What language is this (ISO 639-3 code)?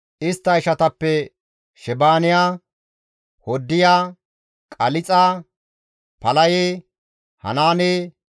gmv